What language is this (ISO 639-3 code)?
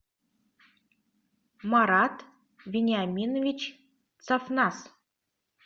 rus